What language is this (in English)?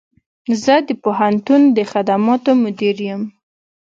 Pashto